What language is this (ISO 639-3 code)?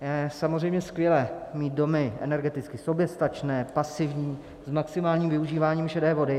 ces